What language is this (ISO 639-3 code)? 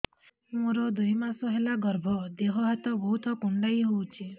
ori